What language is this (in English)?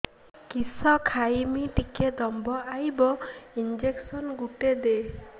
Odia